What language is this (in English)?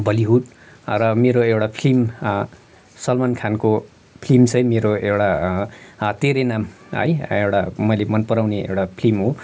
Nepali